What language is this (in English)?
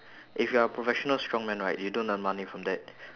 English